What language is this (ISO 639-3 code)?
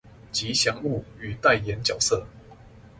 zho